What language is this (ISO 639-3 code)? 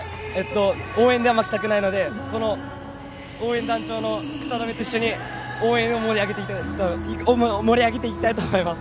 jpn